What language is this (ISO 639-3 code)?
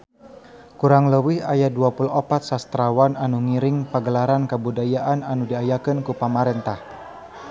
sun